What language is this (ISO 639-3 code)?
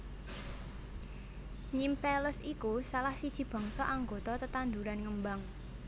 jav